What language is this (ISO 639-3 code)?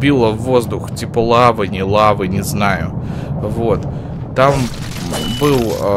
rus